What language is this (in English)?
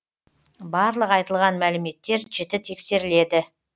Kazakh